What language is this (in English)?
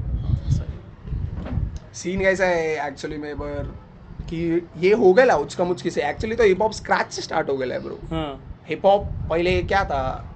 Hindi